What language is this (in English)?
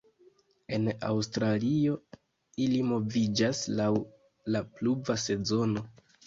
Esperanto